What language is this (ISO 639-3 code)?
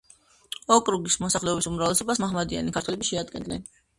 kat